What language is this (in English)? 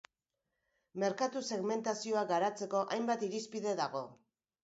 Basque